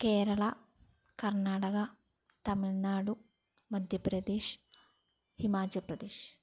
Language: Malayalam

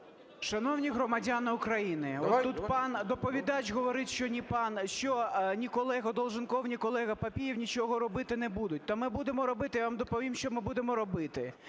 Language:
Ukrainian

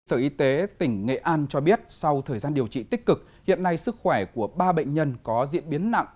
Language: Vietnamese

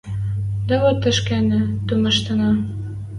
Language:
Western Mari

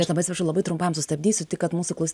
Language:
Lithuanian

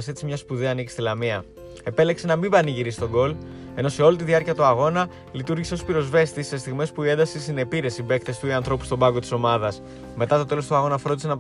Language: Greek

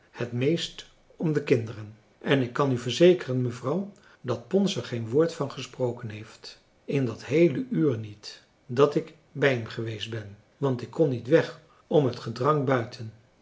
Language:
Dutch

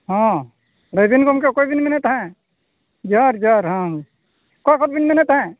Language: Santali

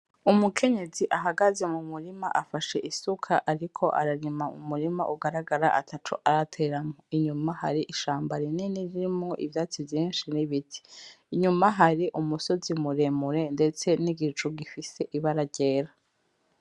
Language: Rundi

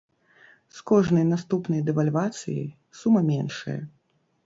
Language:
Belarusian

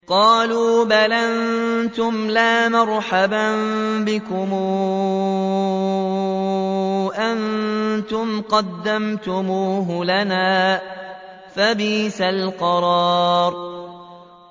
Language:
Arabic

